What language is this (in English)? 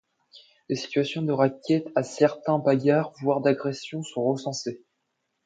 French